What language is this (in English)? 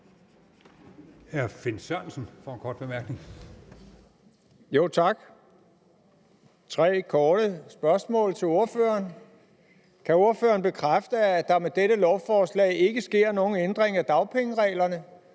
Danish